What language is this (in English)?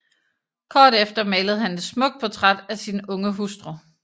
Danish